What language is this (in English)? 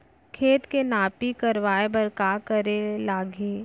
Chhattisgarhi